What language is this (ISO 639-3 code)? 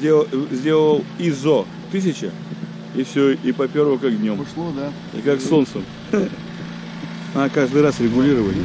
rus